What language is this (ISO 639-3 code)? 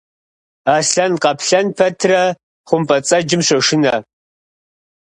kbd